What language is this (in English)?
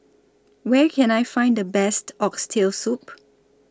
English